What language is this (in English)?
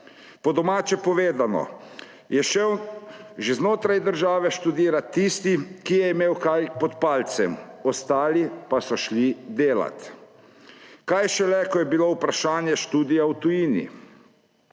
Slovenian